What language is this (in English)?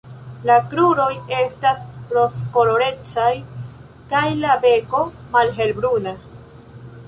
Esperanto